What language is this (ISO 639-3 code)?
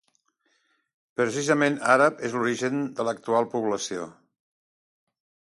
cat